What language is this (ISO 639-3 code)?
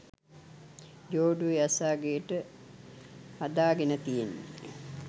sin